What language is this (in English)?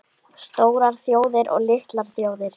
Icelandic